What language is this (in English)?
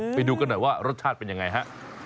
Thai